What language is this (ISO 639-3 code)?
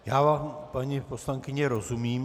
ces